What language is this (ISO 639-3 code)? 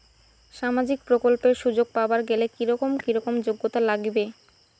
ben